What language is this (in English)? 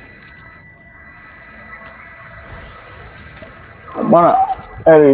English